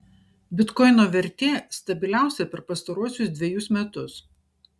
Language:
Lithuanian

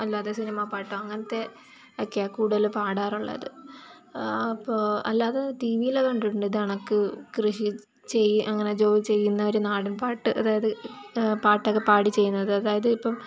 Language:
Malayalam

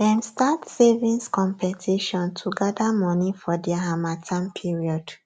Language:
Nigerian Pidgin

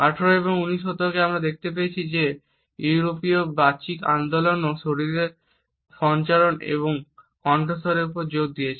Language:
Bangla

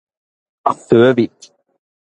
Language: Norwegian Bokmål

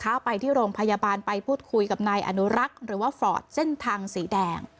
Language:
Thai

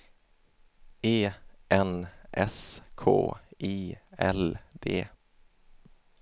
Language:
Swedish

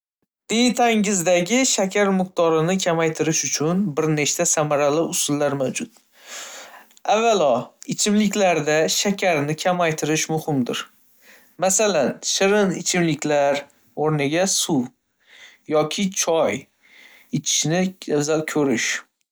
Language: Uzbek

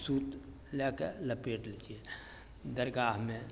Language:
Maithili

